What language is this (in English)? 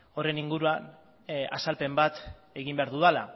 Basque